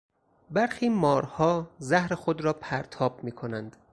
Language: Persian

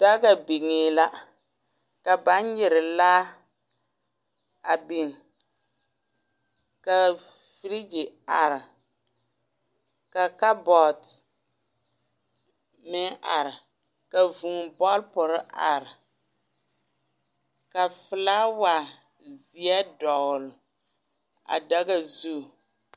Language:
Southern Dagaare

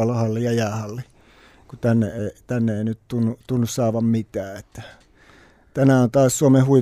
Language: Finnish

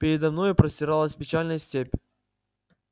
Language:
Russian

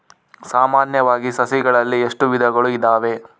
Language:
Kannada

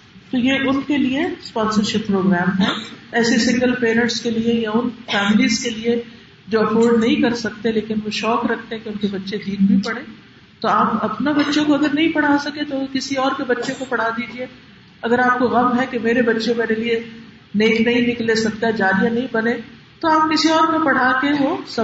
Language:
Urdu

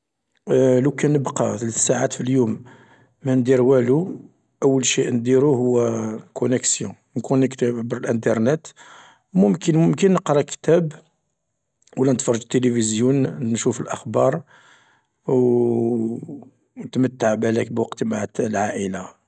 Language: Algerian Arabic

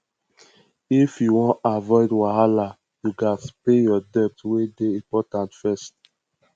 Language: Nigerian Pidgin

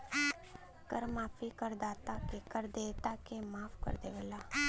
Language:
Bhojpuri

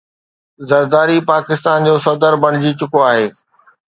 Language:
Sindhi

